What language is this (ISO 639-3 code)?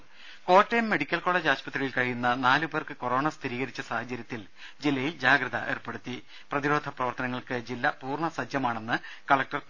mal